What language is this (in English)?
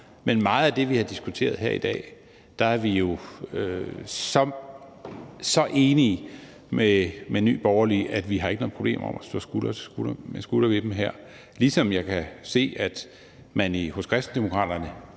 Danish